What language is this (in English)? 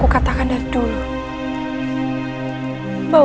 Indonesian